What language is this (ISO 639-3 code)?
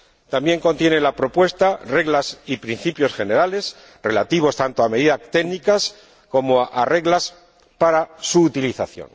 spa